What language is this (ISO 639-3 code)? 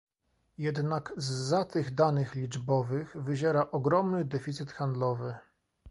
pol